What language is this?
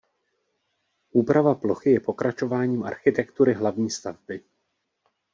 Czech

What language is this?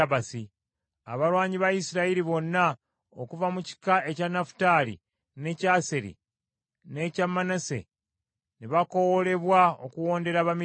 Ganda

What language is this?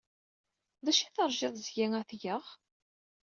Kabyle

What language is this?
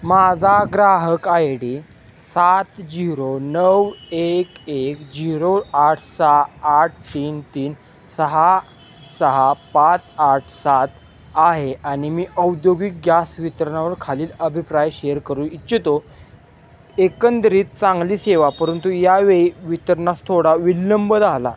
Marathi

